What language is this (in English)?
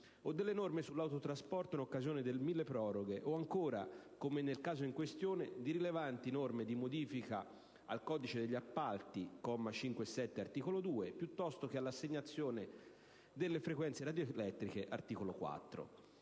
Italian